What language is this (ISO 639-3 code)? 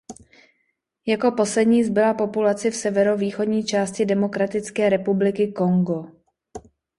ces